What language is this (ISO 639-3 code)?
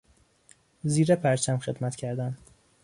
fas